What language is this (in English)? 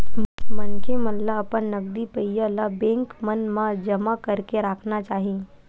Chhattisgarhi